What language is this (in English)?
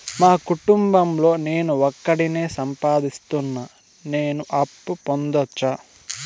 Telugu